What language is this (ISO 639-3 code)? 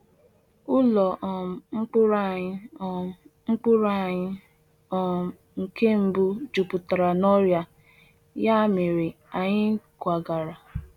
ibo